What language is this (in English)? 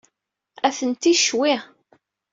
Kabyle